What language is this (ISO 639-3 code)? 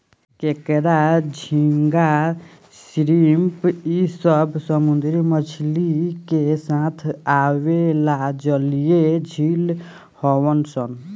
bho